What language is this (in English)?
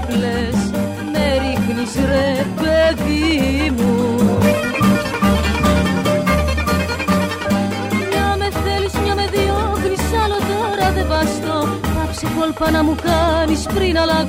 Greek